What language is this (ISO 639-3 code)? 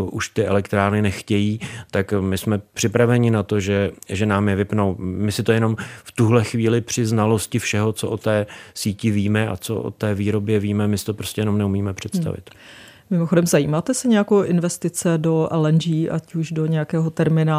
ces